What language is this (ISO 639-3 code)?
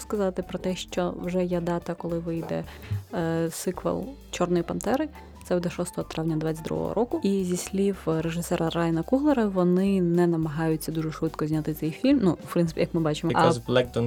ukr